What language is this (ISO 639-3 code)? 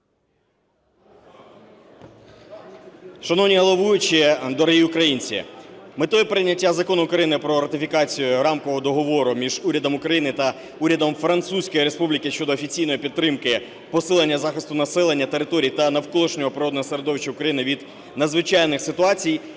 ukr